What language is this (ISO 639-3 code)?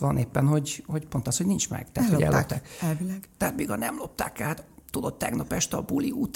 hun